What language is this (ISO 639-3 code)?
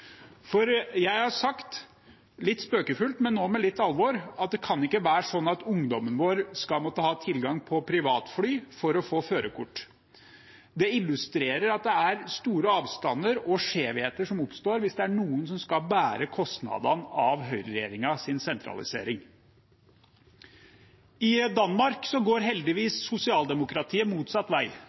nob